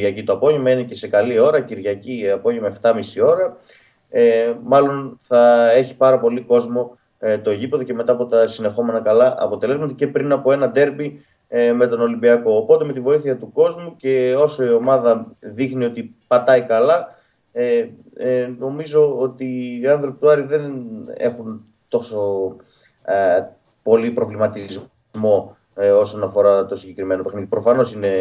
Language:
Greek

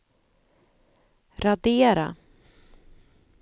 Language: Swedish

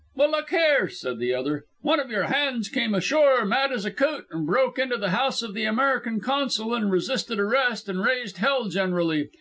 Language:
English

